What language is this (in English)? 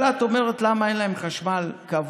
Hebrew